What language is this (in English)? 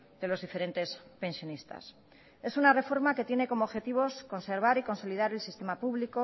Spanish